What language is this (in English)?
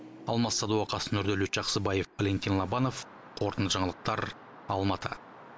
Kazakh